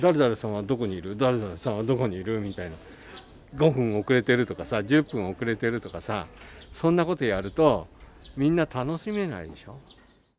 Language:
Japanese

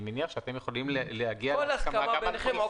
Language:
Hebrew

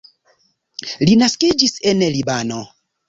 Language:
Esperanto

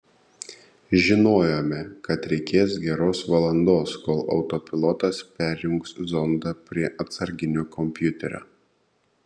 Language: Lithuanian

